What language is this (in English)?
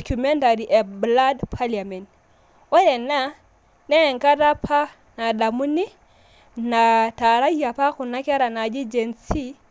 Masai